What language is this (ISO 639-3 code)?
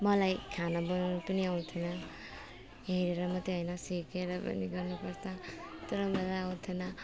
nep